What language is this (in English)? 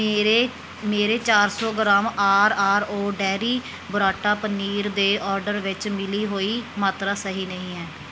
Punjabi